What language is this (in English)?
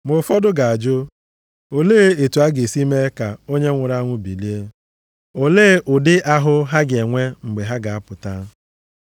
Igbo